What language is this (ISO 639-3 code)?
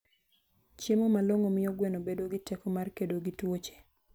luo